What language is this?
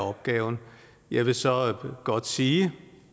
Danish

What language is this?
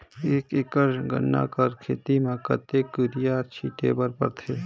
Chhattisgarhi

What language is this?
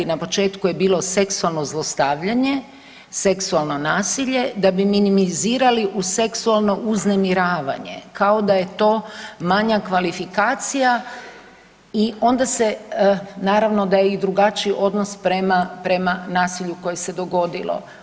Croatian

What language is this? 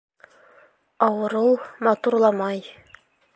Bashkir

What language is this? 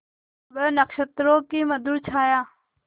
Hindi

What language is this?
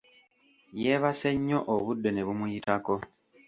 Ganda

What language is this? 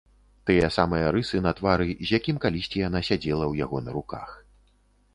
Belarusian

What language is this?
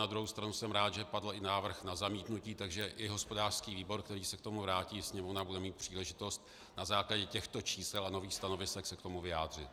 Czech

